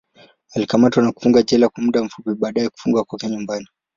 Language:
Swahili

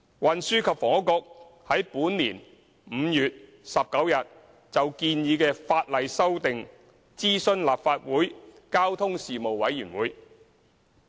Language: Cantonese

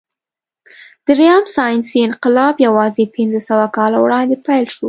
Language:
Pashto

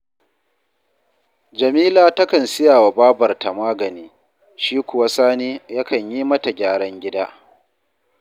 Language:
Hausa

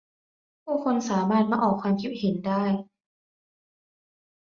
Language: Thai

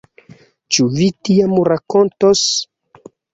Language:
Esperanto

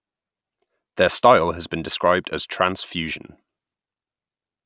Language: English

